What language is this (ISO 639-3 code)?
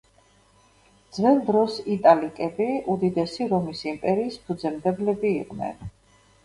kat